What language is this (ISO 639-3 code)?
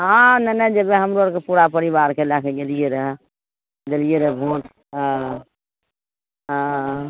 mai